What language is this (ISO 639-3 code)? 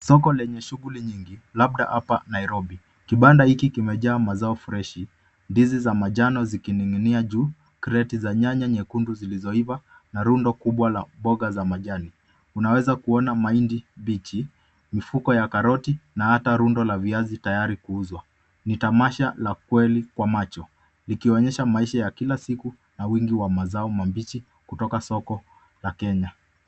swa